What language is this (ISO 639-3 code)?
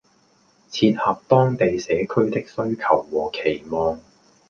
yue